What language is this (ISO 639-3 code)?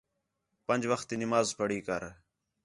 xhe